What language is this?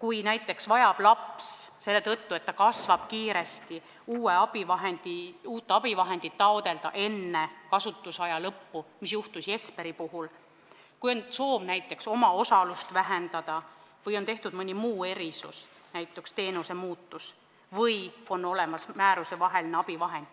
Estonian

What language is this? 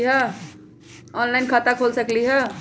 Magahi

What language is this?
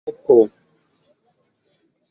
Esperanto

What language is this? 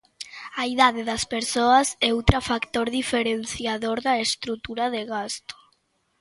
Galician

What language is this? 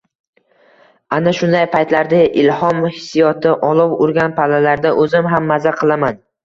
Uzbek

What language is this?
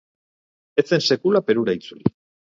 Basque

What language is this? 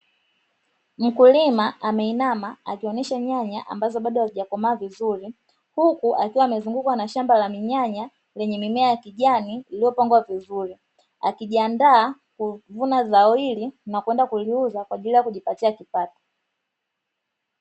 Swahili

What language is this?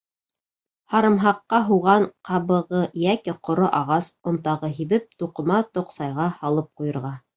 Bashkir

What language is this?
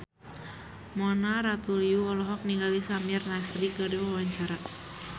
Sundanese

